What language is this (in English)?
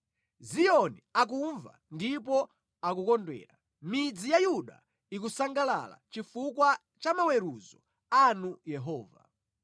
Nyanja